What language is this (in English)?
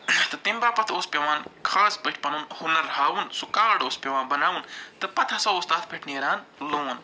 Kashmiri